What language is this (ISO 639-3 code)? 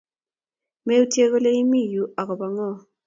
kln